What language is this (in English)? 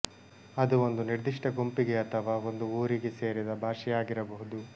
Kannada